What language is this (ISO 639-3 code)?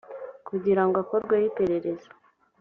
kin